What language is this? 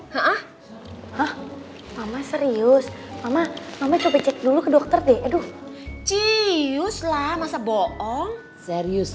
Indonesian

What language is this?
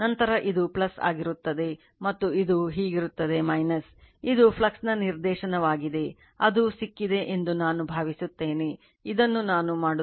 Kannada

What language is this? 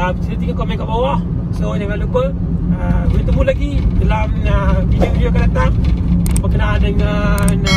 Malay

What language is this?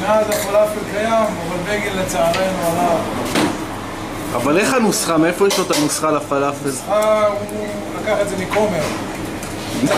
Hebrew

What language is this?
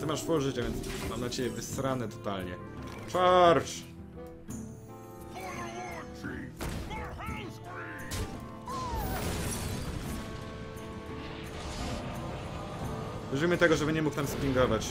Polish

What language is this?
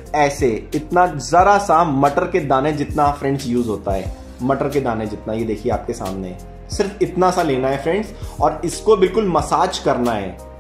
Hindi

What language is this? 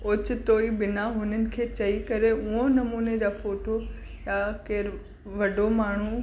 Sindhi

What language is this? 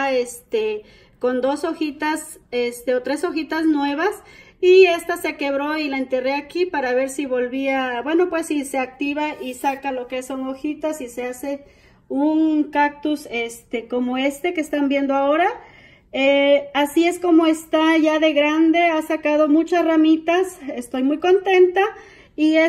Spanish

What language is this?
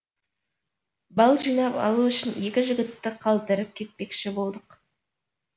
Kazakh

